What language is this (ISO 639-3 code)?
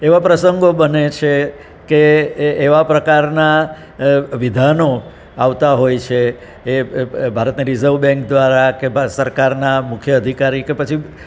guj